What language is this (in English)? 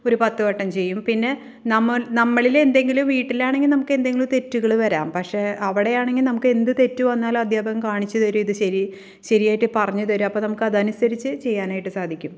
Malayalam